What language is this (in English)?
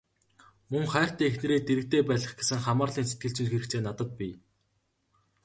Mongolian